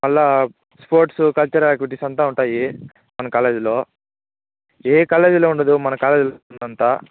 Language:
Telugu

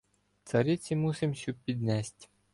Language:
Ukrainian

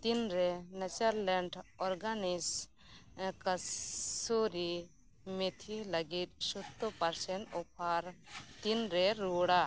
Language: Santali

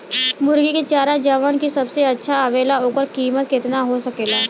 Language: Bhojpuri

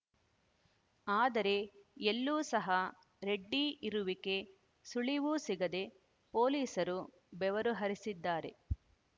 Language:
Kannada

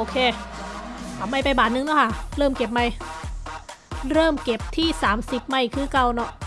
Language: Thai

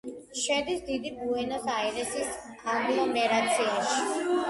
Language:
Georgian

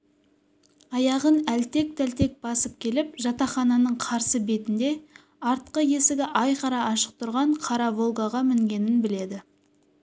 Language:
Kazakh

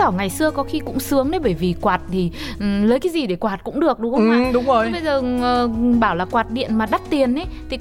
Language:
Vietnamese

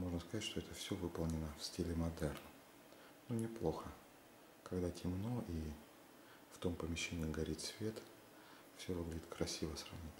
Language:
Russian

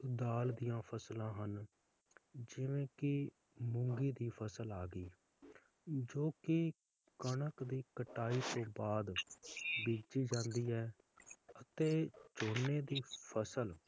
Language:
Punjabi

